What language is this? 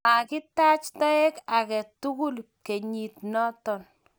Kalenjin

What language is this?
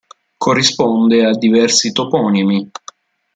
Italian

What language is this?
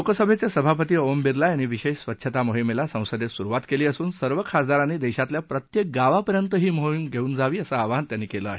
Marathi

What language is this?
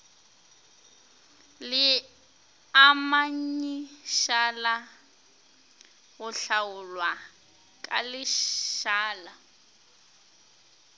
Northern Sotho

